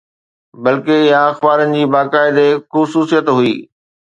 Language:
Sindhi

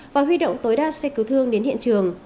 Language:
Vietnamese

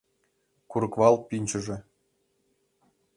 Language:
Mari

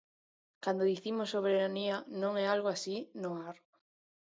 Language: Galician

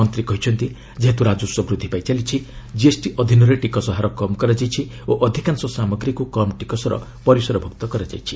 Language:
Odia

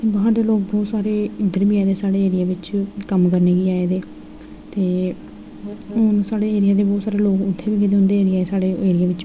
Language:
Dogri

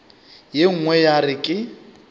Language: Northern Sotho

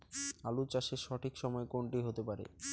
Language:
Bangla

